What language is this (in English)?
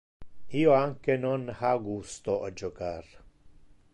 Interlingua